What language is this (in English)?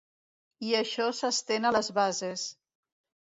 Catalan